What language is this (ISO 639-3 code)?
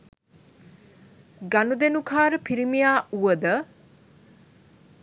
sin